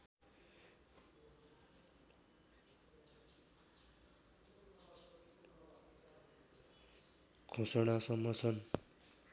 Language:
Nepali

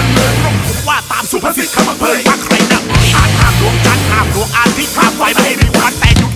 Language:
Thai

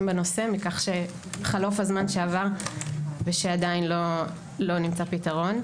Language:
Hebrew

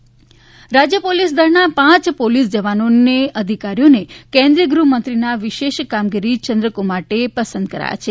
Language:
Gujarati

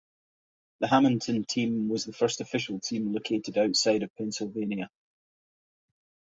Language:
English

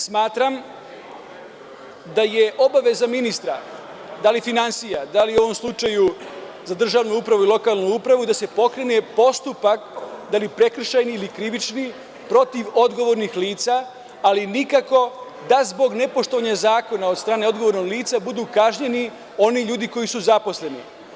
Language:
Serbian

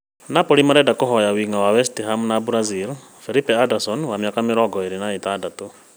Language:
Kikuyu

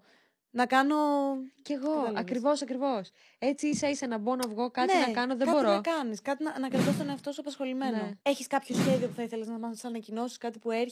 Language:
Greek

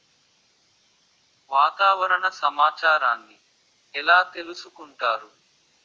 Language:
Telugu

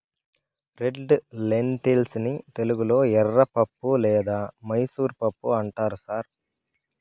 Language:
Telugu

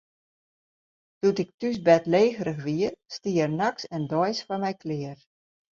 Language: Western Frisian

